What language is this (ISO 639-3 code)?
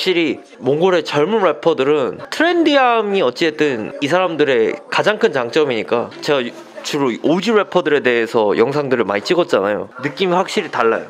kor